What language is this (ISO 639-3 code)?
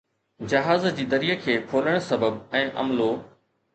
snd